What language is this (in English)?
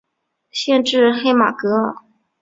Chinese